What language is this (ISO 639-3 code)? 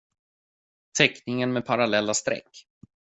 swe